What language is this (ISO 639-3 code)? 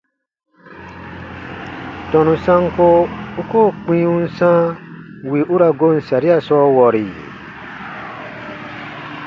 bba